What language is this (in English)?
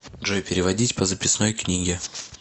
Russian